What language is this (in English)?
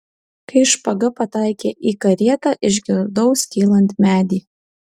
Lithuanian